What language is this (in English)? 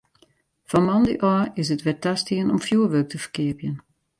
Western Frisian